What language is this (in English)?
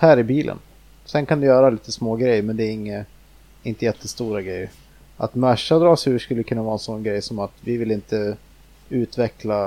Swedish